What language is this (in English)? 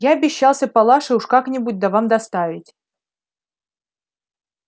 Russian